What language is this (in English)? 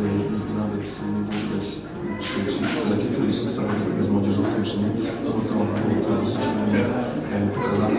Polish